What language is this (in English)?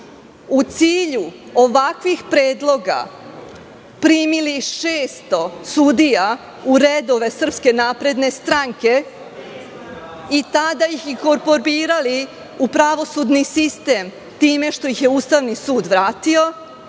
Serbian